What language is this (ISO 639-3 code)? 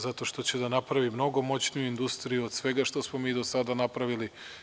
srp